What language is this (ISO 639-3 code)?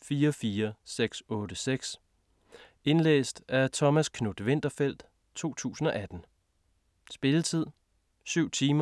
dan